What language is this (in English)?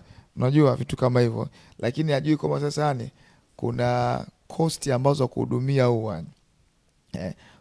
Swahili